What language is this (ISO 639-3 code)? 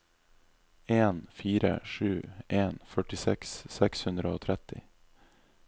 nor